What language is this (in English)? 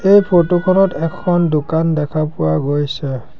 Assamese